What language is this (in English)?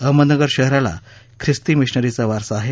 Marathi